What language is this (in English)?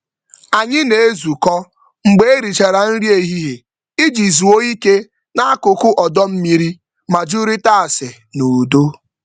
Igbo